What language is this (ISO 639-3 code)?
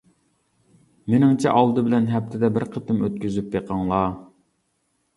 uig